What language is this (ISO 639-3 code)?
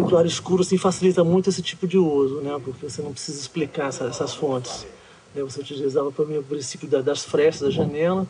por